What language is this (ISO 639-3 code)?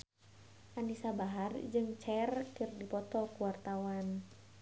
sun